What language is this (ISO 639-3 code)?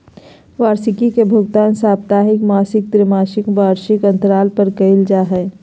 mag